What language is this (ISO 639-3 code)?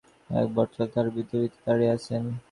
ben